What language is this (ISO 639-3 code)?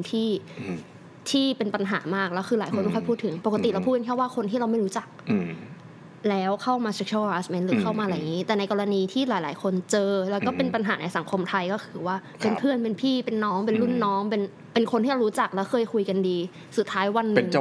tha